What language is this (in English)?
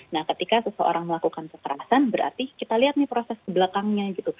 Indonesian